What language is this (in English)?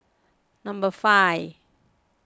English